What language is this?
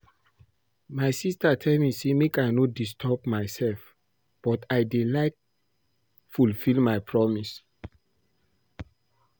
Nigerian Pidgin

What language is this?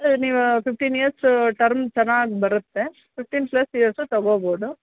Kannada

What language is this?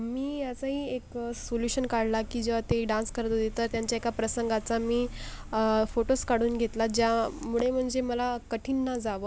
Marathi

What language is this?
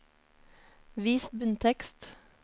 Norwegian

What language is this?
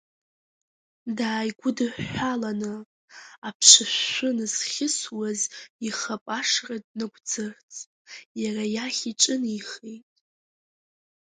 Abkhazian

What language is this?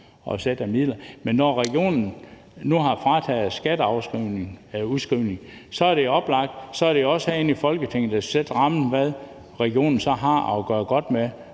Danish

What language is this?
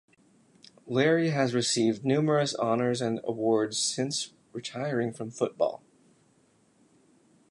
English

